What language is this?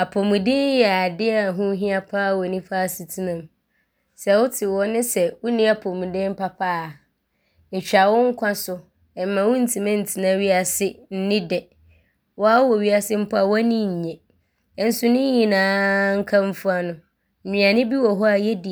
Abron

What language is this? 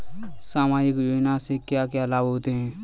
Hindi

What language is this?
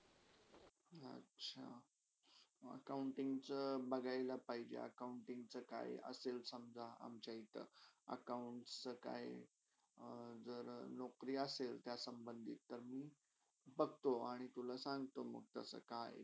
Marathi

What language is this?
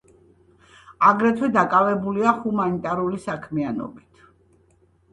Georgian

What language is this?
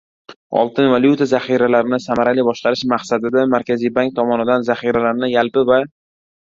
Uzbek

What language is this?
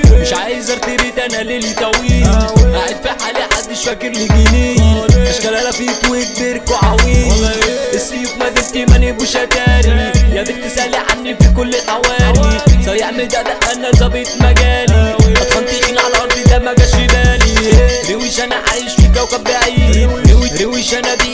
Arabic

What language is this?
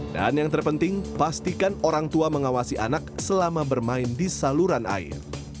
Indonesian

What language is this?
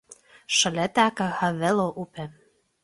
Lithuanian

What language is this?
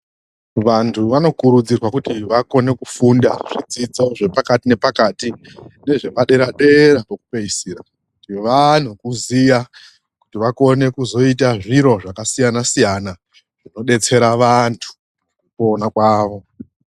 Ndau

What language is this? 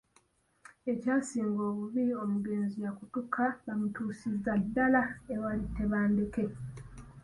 Ganda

